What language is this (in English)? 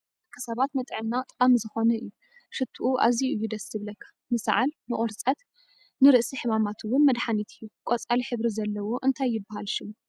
Tigrinya